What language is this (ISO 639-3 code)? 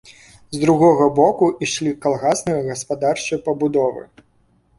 bel